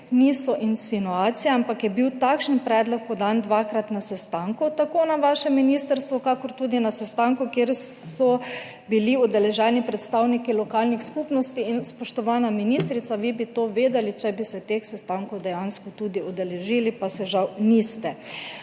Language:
Slovenian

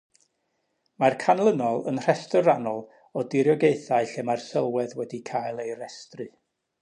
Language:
Welsh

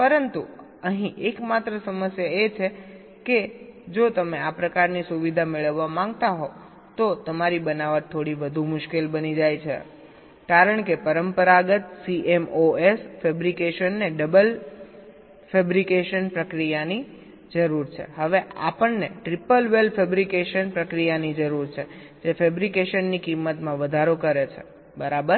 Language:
Gujarati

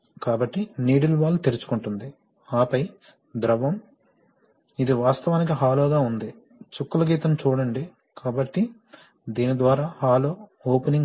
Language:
Telugu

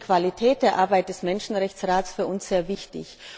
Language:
German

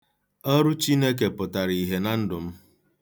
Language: Igbo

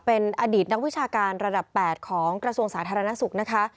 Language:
Thai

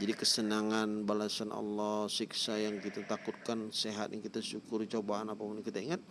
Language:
Indonesian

